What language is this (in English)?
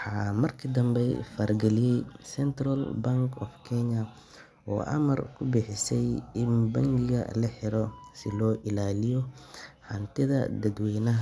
Somali